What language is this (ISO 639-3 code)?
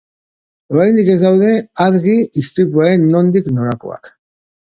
eus